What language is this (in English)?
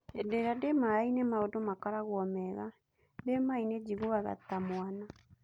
Kikuyu